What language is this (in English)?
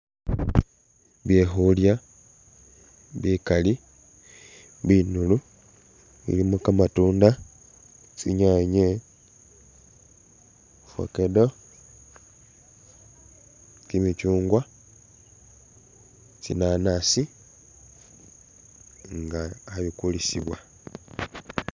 Masaaba